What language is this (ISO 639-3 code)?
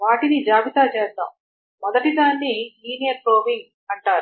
tel